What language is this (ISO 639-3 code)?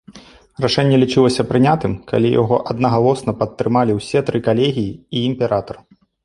bel